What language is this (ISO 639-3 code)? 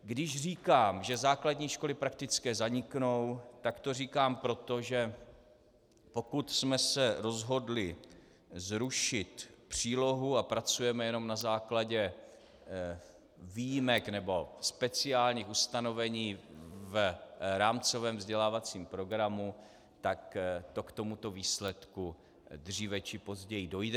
ces